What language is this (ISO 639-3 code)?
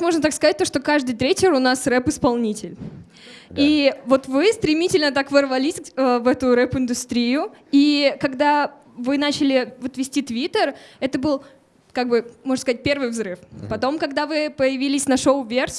rus